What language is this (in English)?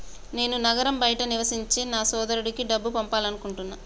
Telugu